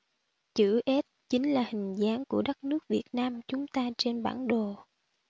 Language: Vietnamese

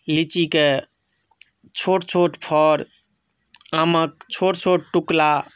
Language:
Maithili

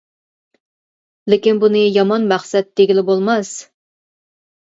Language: Uyghur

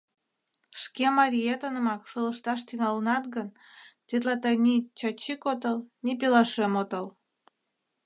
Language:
Mari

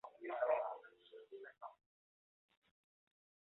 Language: Chinese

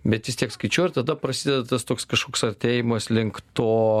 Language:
Lithuanian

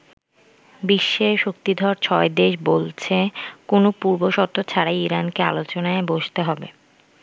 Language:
Bangla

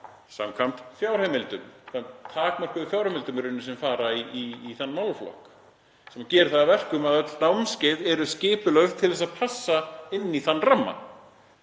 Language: Icelandic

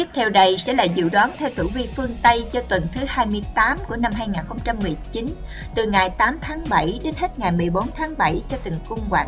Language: Vietnamese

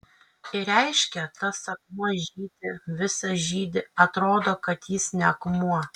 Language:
Lithuanian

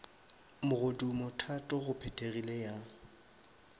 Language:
Northern Sotho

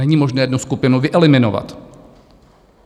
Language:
Czech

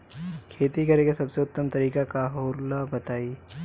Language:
Bhojpuri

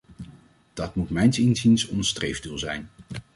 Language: Dutch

